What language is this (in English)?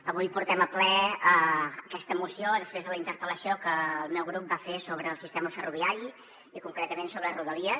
Catalan